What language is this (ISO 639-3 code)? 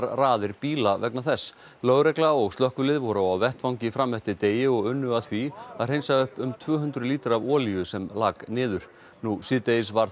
isl